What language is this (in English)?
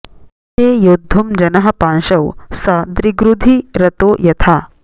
Sanskrit